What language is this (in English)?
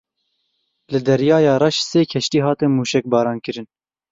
Kurdish